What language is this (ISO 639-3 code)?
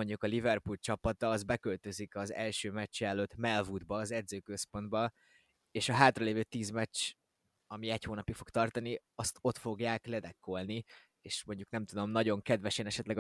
hun